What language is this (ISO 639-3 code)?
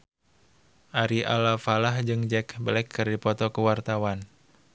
sun